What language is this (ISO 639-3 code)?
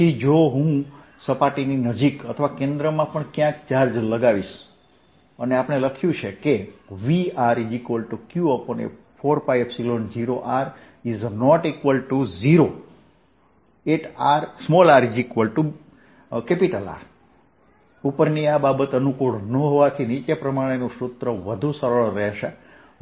guj